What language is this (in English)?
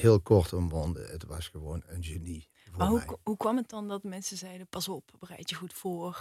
Dutch